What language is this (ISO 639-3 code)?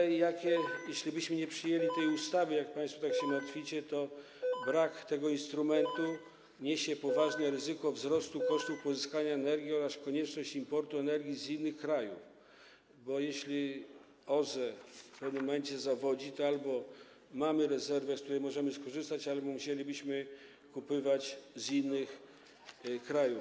pol